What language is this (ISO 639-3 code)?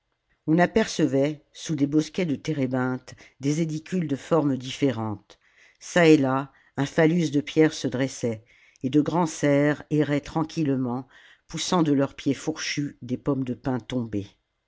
fra